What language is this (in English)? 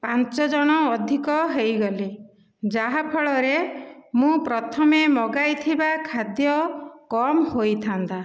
Odia